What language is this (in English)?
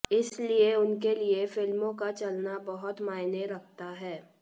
Hindi